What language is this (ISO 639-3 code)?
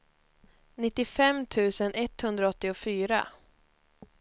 swe